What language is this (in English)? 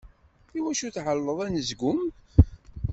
Kabyle